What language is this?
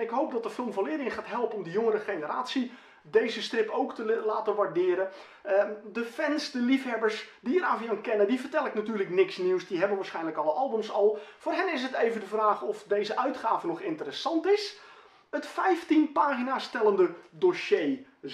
Dutch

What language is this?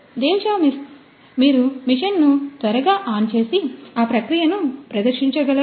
Telugu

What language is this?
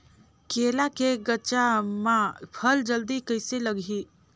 Chhattisgarhi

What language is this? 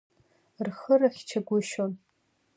Abkhazian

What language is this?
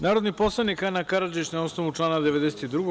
Serbian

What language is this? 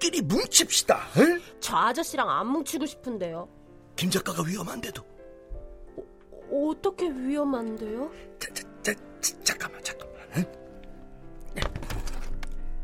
Korean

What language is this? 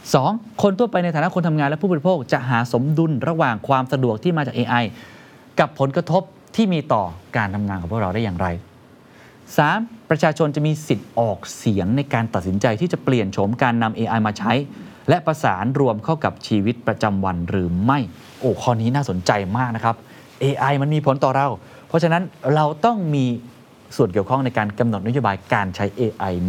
Thai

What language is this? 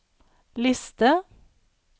Norwegian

